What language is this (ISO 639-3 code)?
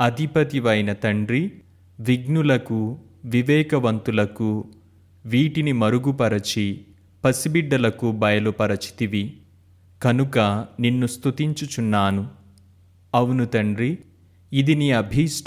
tel